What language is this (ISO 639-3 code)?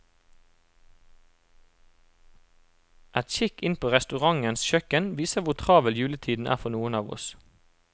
nor